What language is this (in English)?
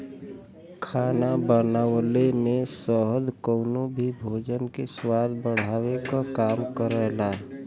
Bhojpuri